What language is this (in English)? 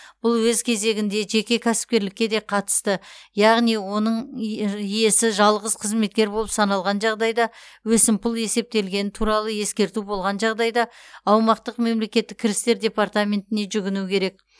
Kazakh